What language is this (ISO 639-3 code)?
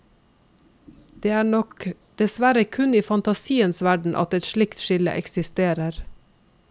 nor